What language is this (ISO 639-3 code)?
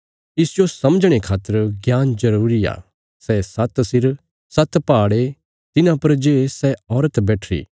kfs